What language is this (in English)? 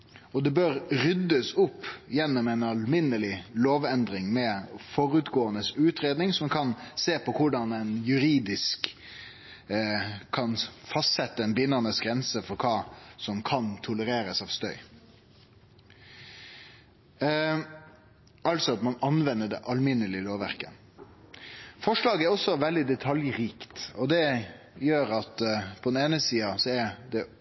Norwegian Nynorsk